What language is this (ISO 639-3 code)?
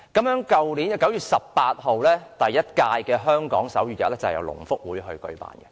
yue